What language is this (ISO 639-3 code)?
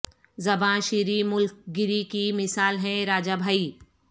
urd